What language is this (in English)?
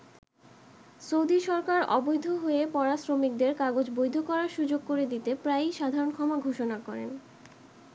Bangla